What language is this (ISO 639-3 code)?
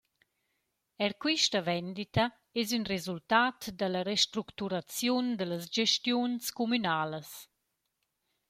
roh